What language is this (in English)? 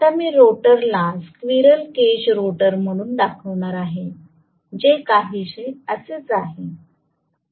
Marathi